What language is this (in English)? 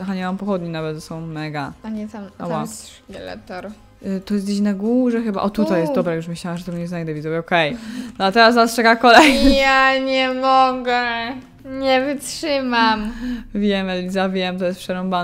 Polish